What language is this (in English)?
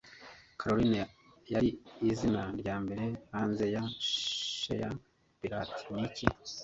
Kinyarwanda